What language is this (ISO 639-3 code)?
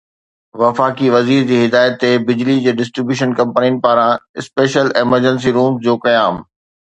snd